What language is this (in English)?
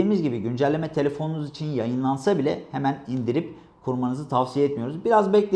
Turkish